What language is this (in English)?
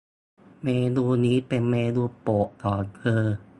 Thai